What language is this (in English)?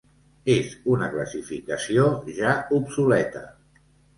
Catalan